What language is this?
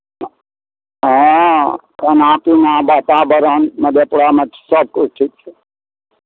Maithili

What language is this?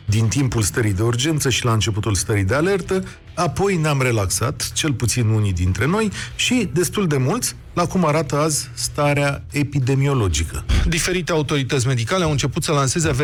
Romanian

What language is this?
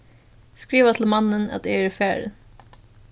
Faroese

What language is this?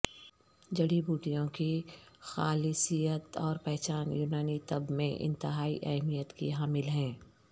Urdu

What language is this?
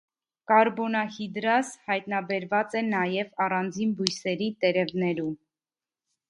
Armenian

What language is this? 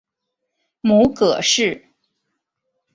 Chinese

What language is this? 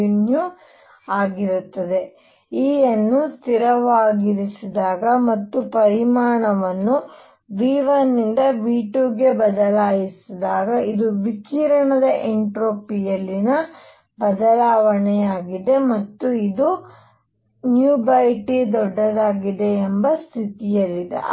Kannada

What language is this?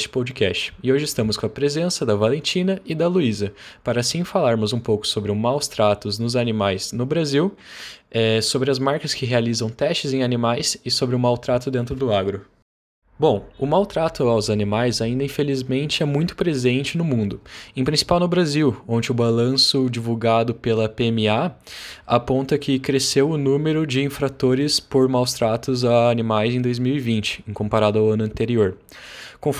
Portuguese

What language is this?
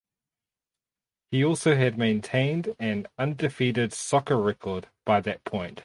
English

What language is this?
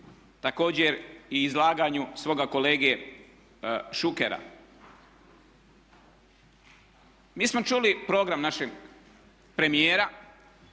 Croatian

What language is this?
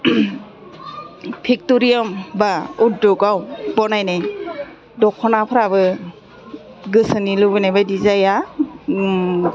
Bodo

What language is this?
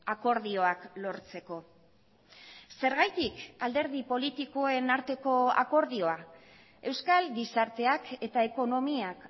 Basque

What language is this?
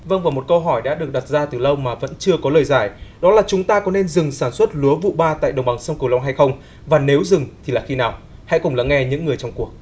Vietnamese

